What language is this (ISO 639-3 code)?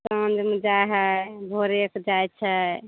mai